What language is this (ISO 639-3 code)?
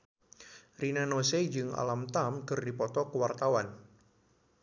sun